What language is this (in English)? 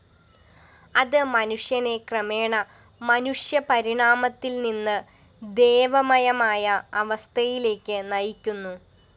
Malayalam